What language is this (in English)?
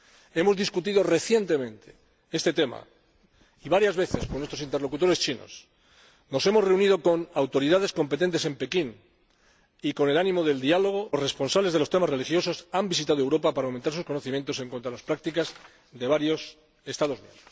Spanish